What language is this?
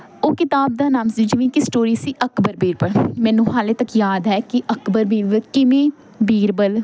Punjabi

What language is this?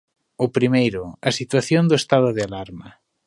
Galician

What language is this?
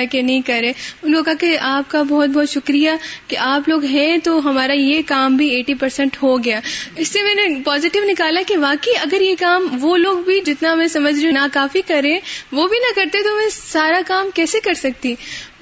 Urdu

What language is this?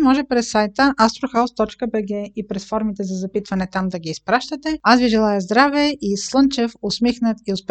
Bulgarian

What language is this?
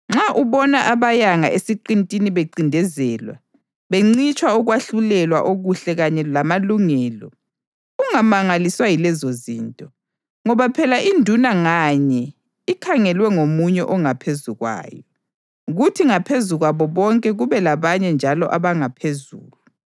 North Ndebele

